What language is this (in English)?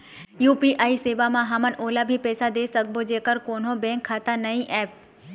Chhattisgarhi